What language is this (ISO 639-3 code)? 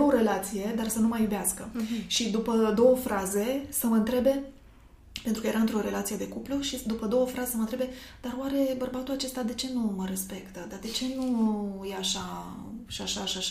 ron